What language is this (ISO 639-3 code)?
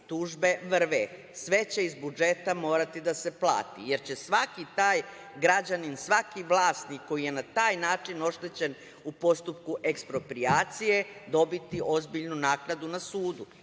srp